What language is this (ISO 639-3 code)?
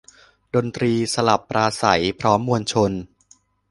tha